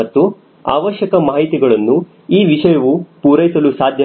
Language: Kannada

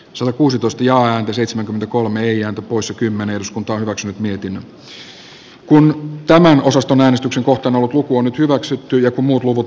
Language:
Finnish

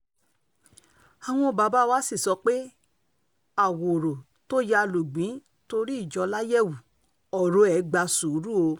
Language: Yoruba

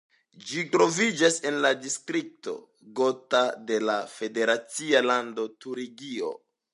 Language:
Esperanto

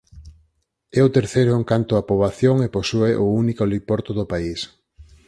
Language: Galician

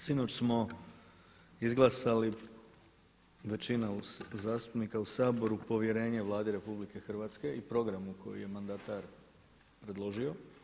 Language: Croatian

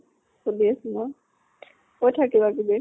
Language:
Assamese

